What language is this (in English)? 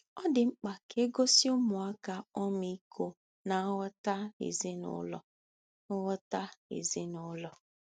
Igbo